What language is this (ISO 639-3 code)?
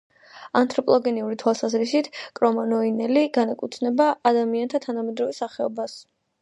kat